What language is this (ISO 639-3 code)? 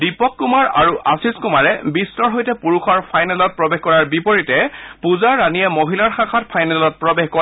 asm